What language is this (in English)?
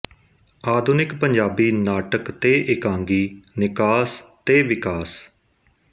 Punjabi